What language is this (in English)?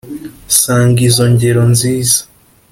Kinyarwanda